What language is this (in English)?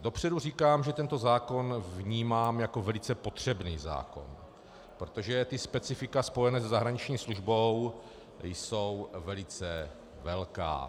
Czech